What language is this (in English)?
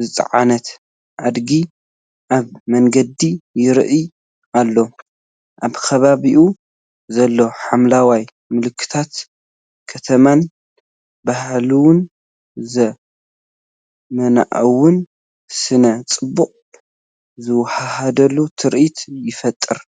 Tigrinya